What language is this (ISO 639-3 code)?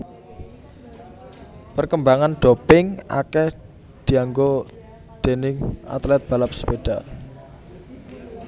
jav